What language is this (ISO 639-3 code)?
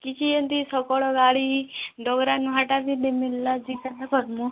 ori